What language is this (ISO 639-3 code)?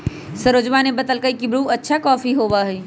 mag